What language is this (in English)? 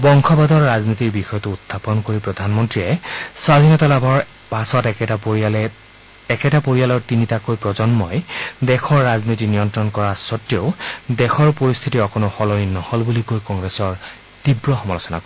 Assamese